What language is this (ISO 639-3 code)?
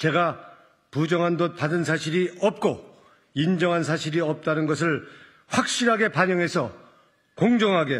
kor